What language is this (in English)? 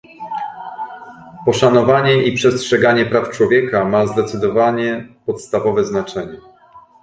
Polish